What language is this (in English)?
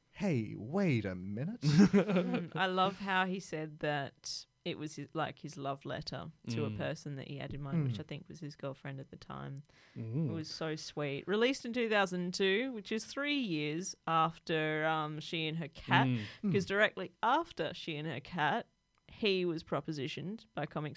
English